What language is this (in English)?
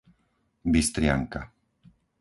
Slovak